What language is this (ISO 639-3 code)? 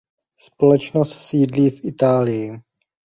ces